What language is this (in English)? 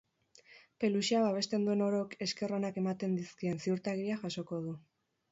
Basque